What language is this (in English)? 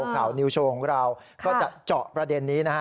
Thai